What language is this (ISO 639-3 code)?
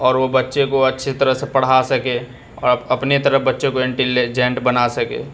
urd